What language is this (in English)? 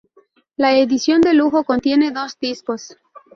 Spanish